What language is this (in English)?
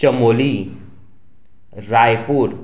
Konkani